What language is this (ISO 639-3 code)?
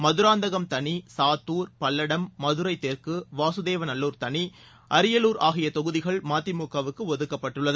tam